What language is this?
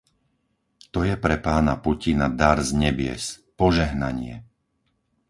Slovak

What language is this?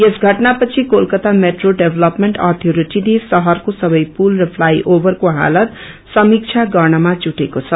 Nepali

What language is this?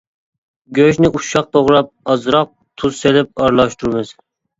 Uyghur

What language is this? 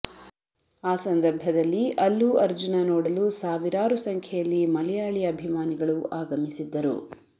Kannada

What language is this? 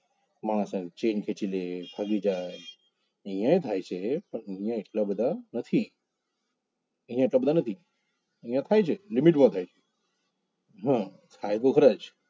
Gujarati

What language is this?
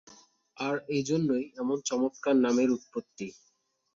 Bangla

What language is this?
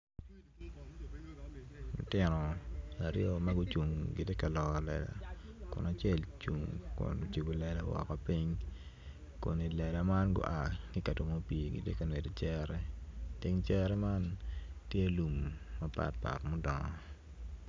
Acoli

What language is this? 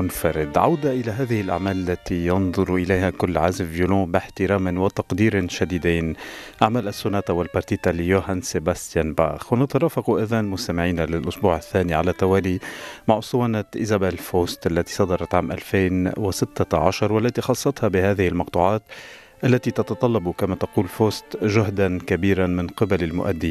Arabic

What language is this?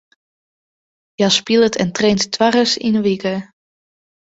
Western Frisian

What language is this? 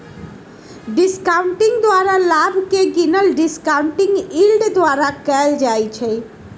Magahi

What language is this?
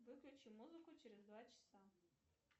Russian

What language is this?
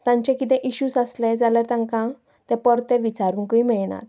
Konkani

